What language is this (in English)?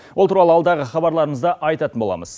Kazakh